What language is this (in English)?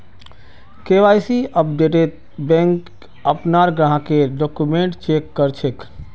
Magahi